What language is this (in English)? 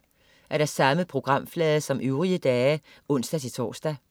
Danish